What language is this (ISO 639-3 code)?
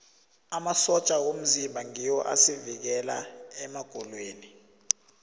nbl